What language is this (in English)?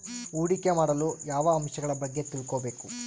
Kannada